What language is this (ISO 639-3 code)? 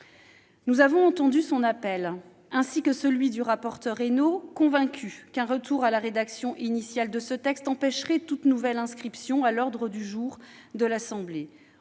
fra